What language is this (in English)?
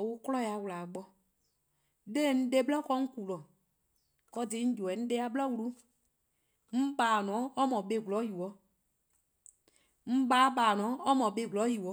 Eastern Krahn